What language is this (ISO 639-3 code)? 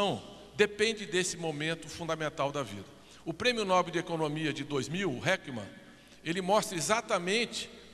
por